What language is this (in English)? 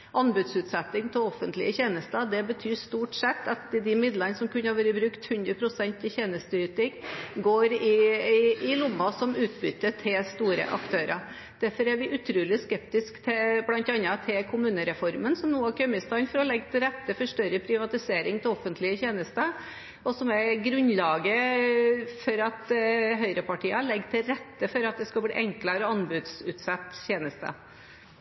Norwegian